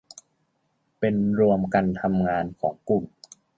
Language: Thai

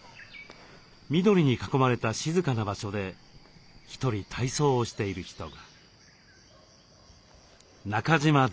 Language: Japanese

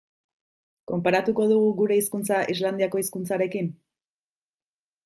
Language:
Basque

